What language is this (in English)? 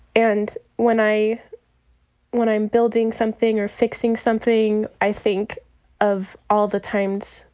English